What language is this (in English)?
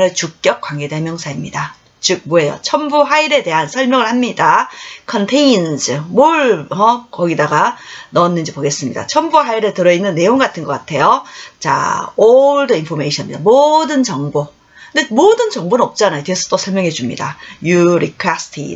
Korean